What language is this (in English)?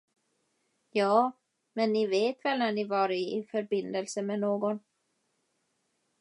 Swedish